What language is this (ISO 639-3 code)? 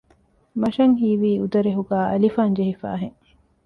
div